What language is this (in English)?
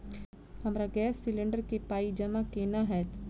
Maithili